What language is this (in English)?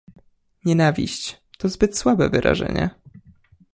Polish